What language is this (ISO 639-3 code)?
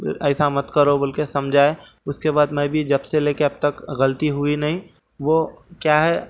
urd